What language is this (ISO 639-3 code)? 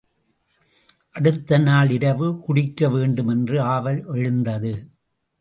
tam